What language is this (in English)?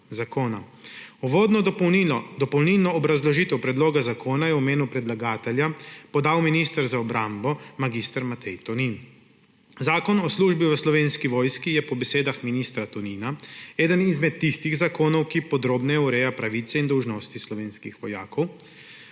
Slovenian